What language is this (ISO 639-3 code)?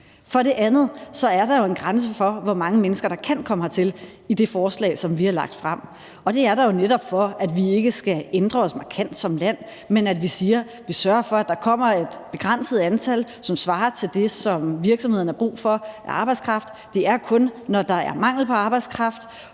dan